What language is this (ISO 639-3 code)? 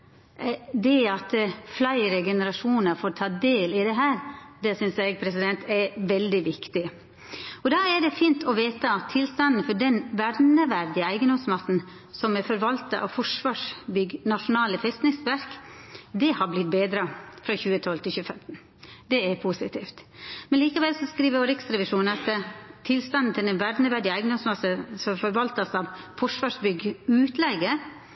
nno